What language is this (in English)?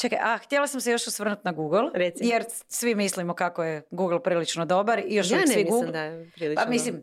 Croatian